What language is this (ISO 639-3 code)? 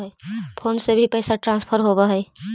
mag